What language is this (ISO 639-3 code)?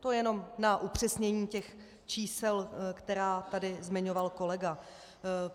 ces